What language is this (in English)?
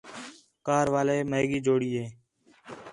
Khetrani